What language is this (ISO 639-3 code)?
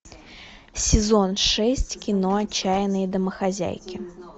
rus